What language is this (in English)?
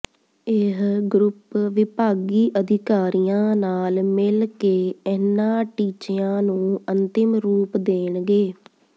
Punjabi